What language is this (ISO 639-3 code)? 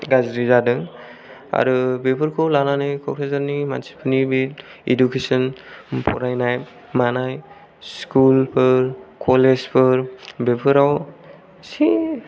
brx